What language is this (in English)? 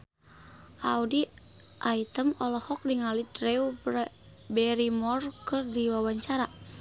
Sundanese